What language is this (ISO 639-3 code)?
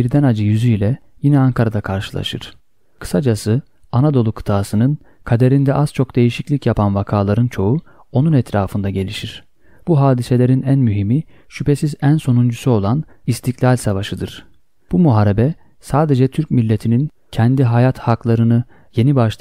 tur